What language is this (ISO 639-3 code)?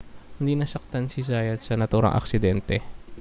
fil